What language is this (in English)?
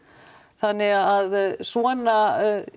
Icelandic